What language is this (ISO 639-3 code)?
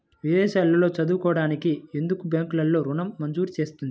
tel